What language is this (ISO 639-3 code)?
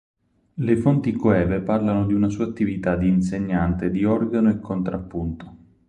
ita